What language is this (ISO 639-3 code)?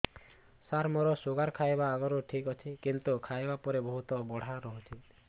ori